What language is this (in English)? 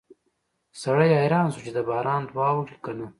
Pashto